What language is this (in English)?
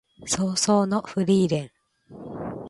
Japanese